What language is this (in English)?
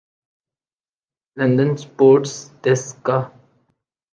Urdu